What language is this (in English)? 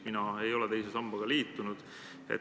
Estonian